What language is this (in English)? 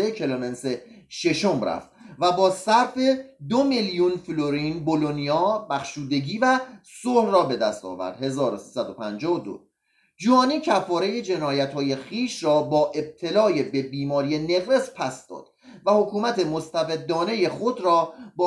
Persian